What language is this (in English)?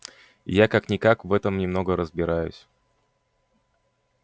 Russian